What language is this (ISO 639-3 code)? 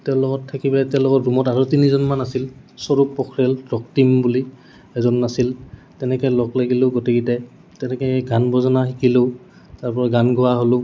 asm